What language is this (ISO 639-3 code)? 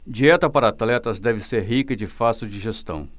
por